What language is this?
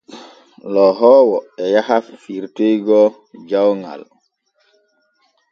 Borgu Fulfulde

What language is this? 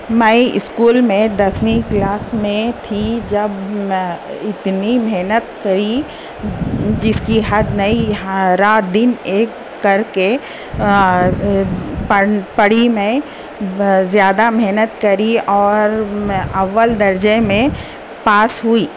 Urdu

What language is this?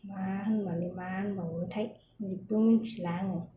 Bodo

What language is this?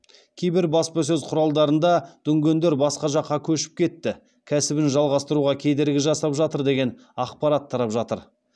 Kazakh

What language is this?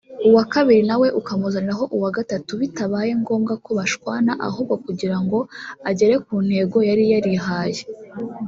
Kinyarwanda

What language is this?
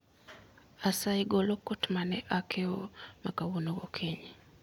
Luo (Kenya and Tanzania)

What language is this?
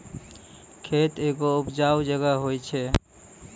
Maithili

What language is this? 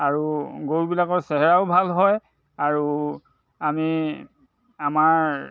Assamese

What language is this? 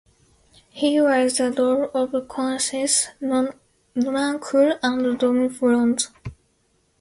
English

